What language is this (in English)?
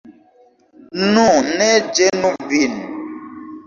Esperanto